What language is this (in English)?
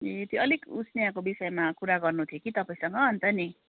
Nepali